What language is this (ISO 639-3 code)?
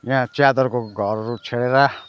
nep